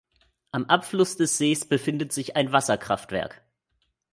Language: German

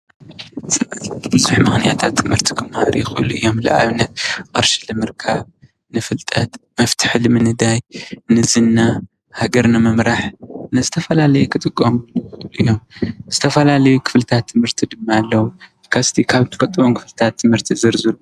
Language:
Tigrinya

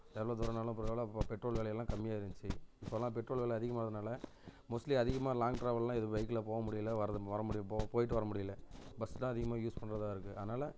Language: Tamil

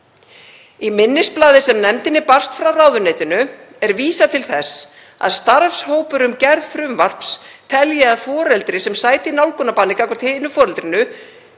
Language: Icelandic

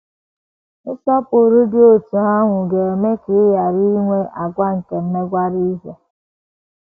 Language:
Igbo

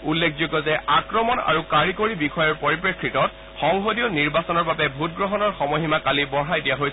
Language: Assamese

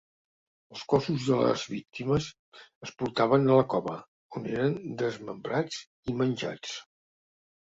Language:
Catalan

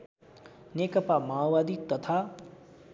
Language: Nepali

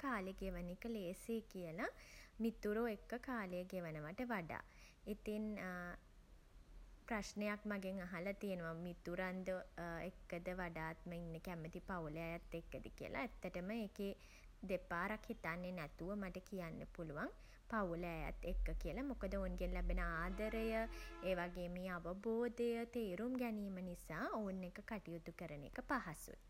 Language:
Sinhala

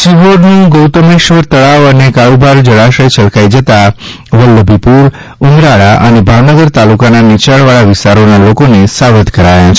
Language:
Gujarati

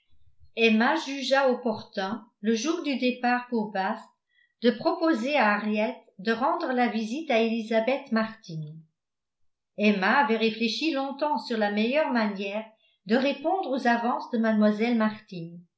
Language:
French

